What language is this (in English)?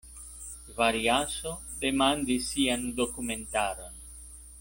Esperanto